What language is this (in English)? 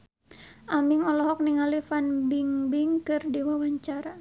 Sundanese